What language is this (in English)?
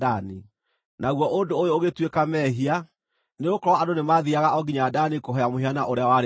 Kikuyu